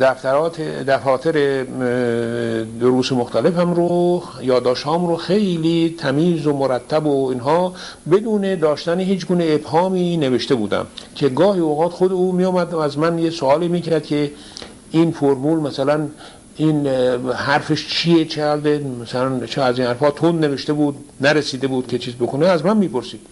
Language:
Persian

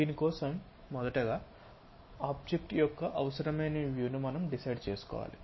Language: Telugu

